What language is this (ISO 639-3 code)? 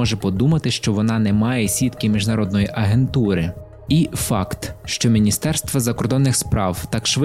ukr